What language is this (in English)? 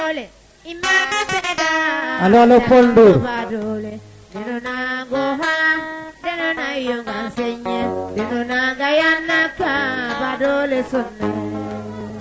Serer